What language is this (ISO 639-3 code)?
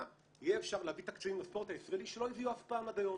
heb